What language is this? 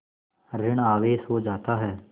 Hindi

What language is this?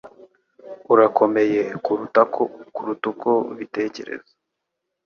Kinyarwanda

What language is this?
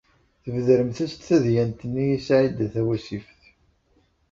Kabyle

